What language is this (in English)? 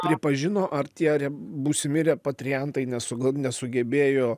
Lithuanian